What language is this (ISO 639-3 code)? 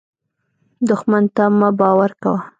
pus